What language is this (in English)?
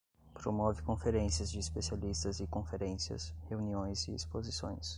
Portuguese